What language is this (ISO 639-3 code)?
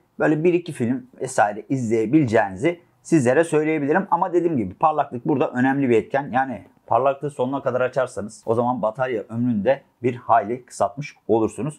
tur